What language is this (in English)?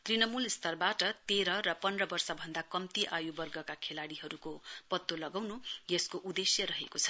Nepali